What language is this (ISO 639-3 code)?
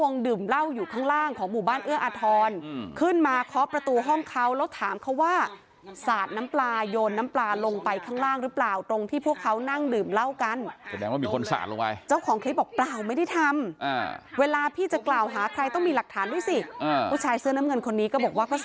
tha